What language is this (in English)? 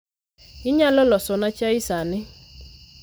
Luo (Kenya and Tanzania)